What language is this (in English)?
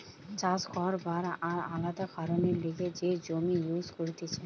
Bangla